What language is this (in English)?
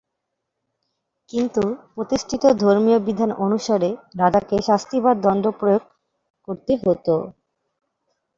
Bangla